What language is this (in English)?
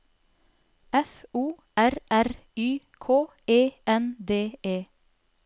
Norwegian